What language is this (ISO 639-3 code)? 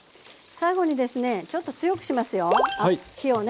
jpn